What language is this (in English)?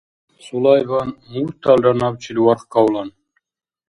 Dargwa